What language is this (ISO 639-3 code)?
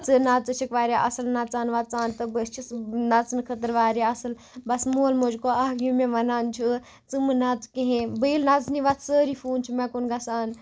kas